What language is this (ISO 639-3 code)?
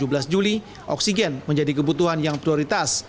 ind